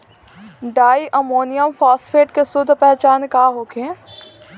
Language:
Bhojpuri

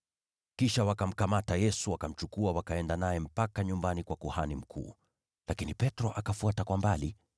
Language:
Swahili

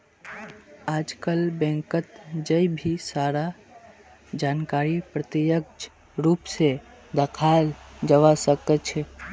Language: Magahi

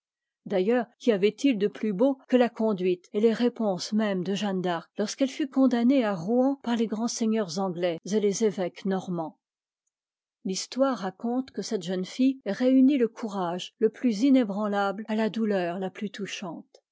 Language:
French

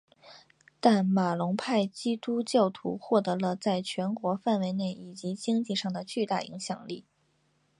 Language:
Chinese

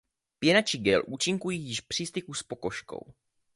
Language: Czech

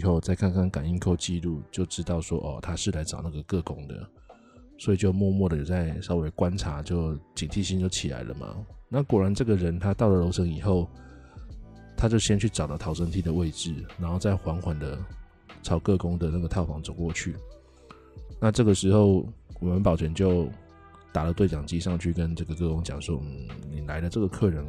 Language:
Chinese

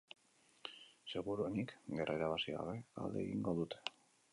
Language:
Basque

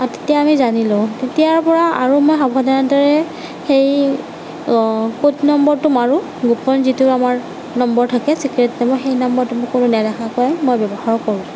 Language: Assamese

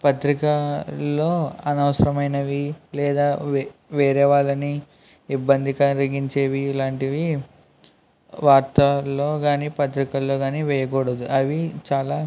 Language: Telugu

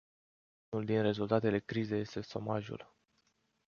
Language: Romanian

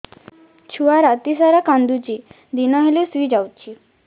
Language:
Odia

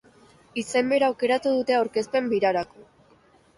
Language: Basque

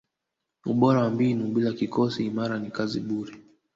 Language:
Swahili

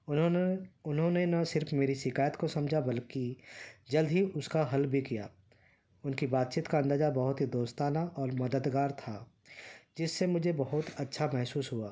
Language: Urdu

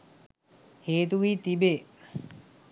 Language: Sinhala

